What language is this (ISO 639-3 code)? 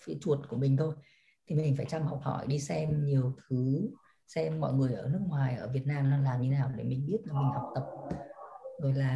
vie